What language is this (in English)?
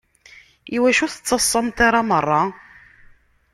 Kabyle